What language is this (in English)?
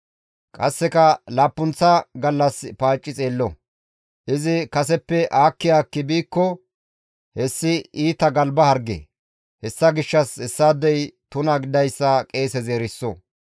Gamo